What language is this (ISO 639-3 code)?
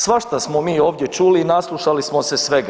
hrv